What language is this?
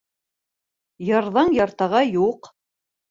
Bashkir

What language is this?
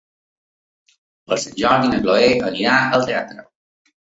Catalan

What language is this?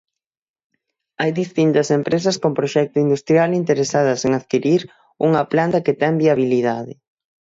Galician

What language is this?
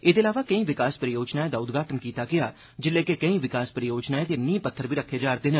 Dogri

